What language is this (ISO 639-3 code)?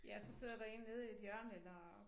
dan